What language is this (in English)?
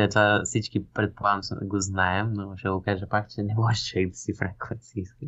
Bulgarian